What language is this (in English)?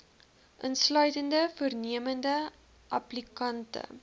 Afrikaans